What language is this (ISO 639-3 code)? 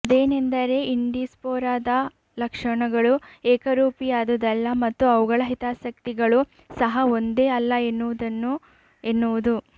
kan